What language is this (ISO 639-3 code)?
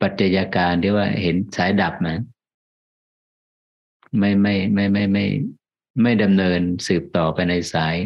tha